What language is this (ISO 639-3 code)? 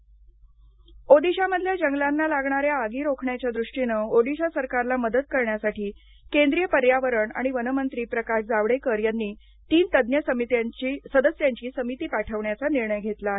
mar